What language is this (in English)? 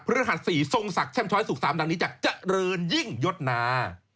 Thai